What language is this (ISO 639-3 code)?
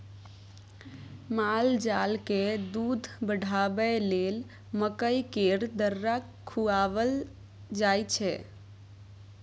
mai